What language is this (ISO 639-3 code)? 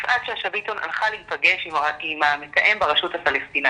heb